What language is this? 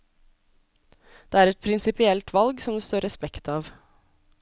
Norwegian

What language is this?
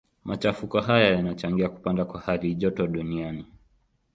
Swahili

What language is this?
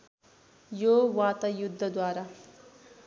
Nepali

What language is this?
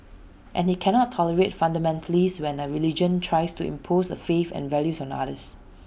English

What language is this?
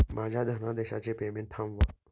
Marathi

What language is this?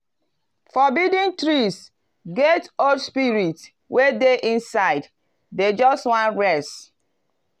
Nigerian Pidgin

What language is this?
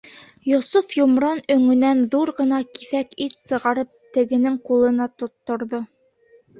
Bashkir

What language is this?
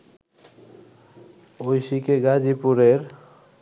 Bangla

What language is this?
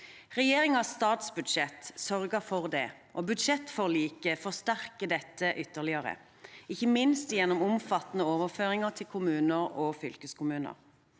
Norwegian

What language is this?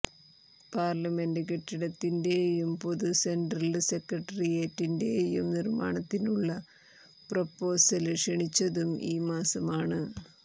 Malayalam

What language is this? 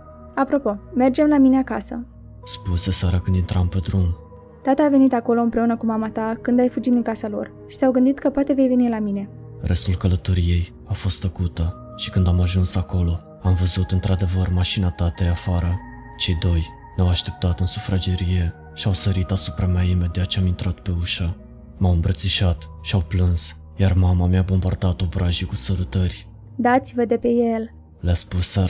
Romanian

